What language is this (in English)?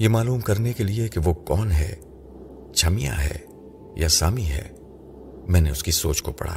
Urdu